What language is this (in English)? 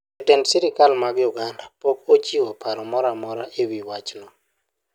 Luo (Kenya and Tanzania)